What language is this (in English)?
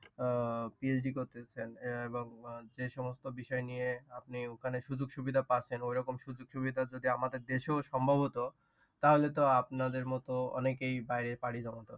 Bangla